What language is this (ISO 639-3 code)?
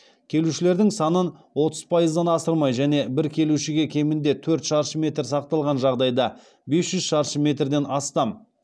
kaz